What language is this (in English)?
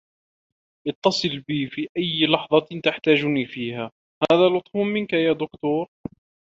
Arabic